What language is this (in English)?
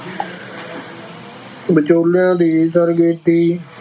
Punjabi